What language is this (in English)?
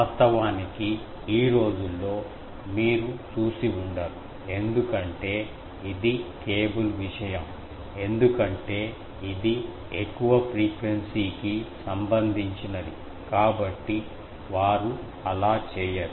Telugu